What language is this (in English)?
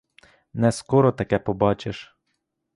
Ukrainian